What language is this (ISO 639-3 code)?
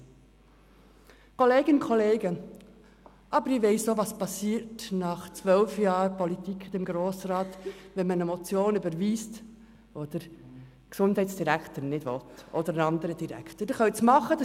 gsw